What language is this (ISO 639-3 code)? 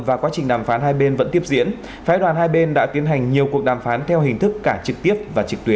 vie